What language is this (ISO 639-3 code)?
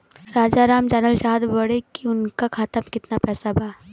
bho